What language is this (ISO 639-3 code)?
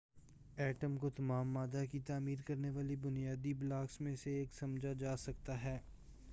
urd